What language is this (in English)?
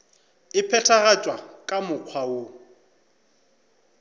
Northern Sotho